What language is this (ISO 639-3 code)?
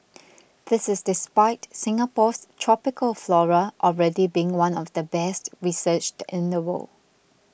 eng